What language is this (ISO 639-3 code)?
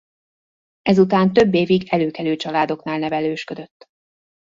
hun